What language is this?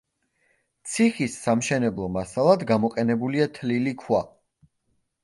Georgian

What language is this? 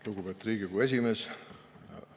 Estonian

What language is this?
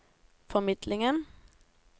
Norwegian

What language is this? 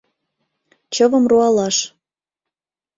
Mari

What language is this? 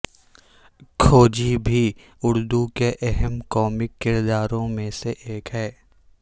Urdu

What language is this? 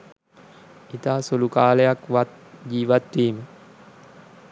Sinhala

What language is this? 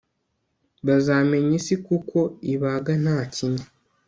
Kinyarwanda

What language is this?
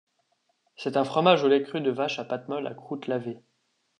French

